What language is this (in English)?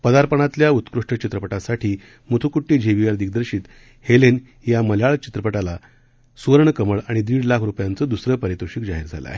Marathi